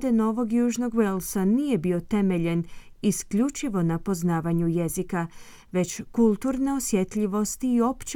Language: Croatian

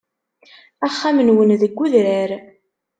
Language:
Kabyle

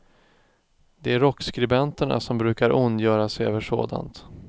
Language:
Swedish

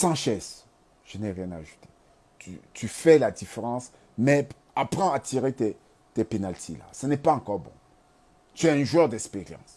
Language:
French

